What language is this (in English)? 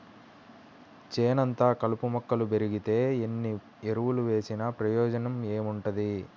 Telugu